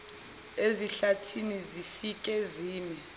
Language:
Zulu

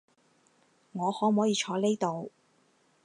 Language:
Cantonese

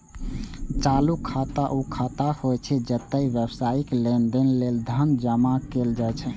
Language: Maithili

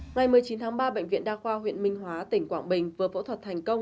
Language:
Vietnamese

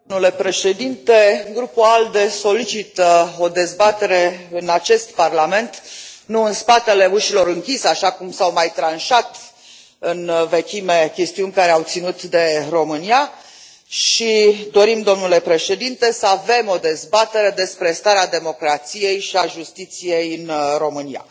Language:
Romanian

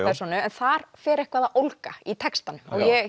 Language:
Icelandic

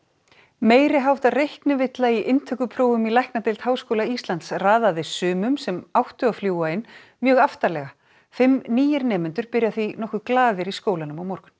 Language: Icelandic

